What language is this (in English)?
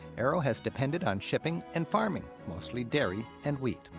English